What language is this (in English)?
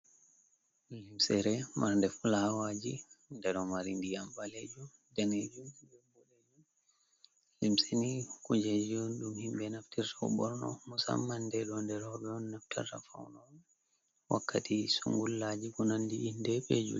Fula